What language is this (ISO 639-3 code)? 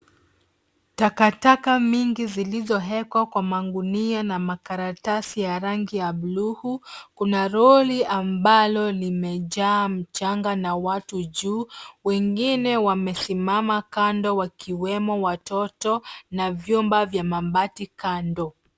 swa